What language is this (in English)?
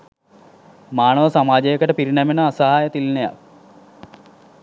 Sinhala